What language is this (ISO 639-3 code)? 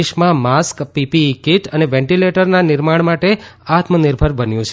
guj